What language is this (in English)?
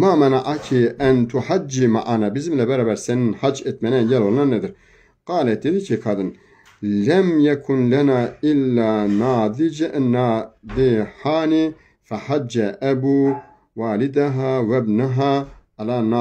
Turkish